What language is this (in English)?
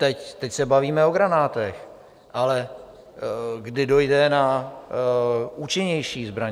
Czech